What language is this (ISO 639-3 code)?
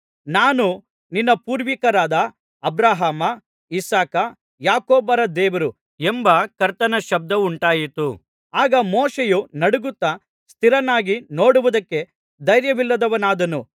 kan